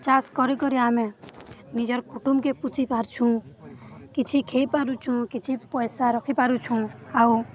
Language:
Odia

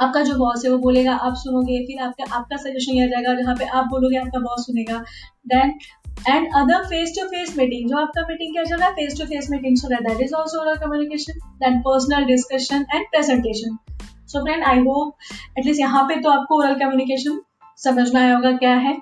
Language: Hindi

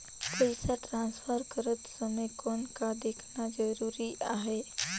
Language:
Chhattisgarhi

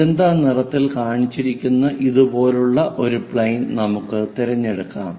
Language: Malayalam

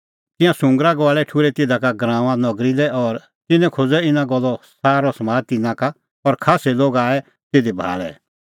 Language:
Kullu Pahari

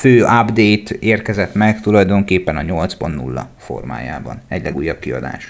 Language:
Hungarian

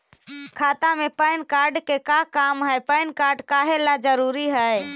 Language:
Magahi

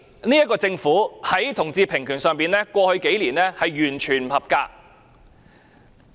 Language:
Cantonese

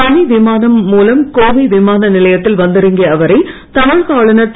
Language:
Tamil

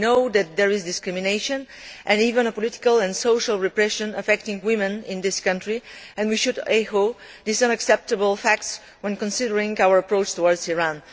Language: English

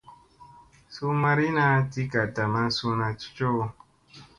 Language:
Musey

